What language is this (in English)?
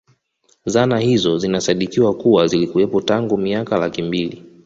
Swahili